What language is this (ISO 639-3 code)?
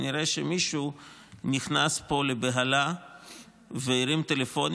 heb